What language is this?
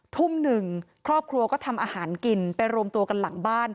Thai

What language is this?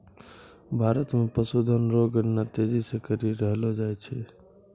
Maithili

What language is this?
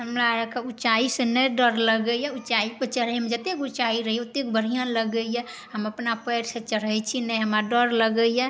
Maithili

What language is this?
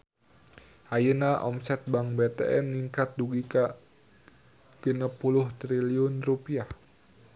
Sundanese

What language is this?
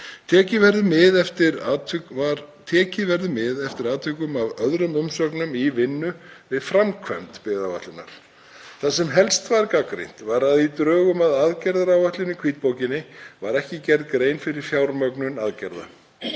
Icelandic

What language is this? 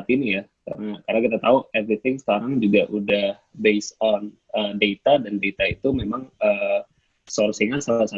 Indonesian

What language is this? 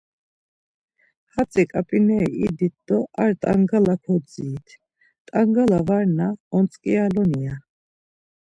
Laz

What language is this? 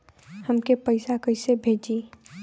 Bhojpuri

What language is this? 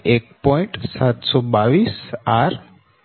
Gujarati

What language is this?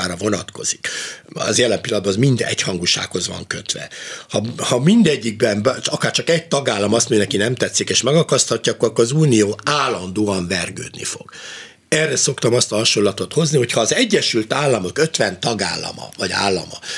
Hungarian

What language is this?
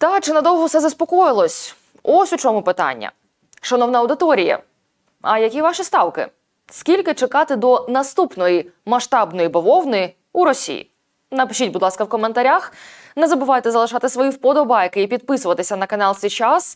Ukrainian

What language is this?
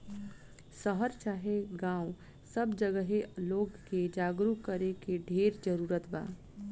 Bhojpuri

